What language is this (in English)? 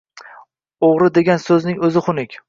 Uzbek